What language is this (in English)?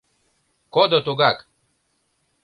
Mari